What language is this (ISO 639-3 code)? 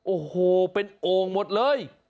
tha